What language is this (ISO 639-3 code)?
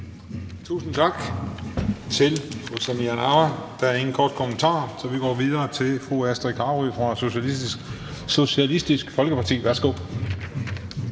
dan